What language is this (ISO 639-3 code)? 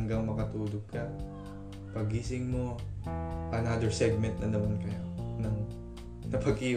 fil